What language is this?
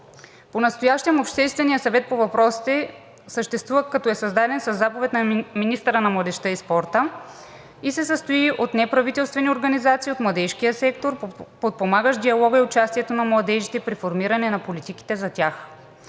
Bulgarian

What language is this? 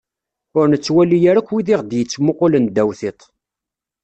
Kabyle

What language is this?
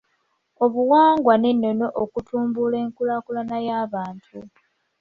Ganda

